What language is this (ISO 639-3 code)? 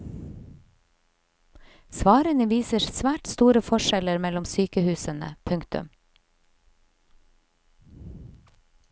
nor